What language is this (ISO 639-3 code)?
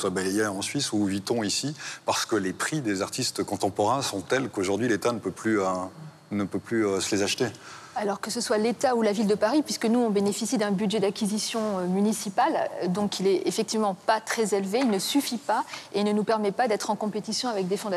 fra